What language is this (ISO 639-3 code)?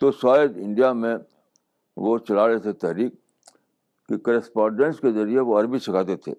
urd